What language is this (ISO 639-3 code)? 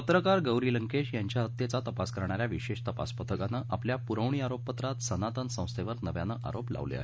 mar